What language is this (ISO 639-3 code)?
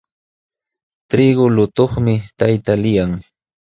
qxw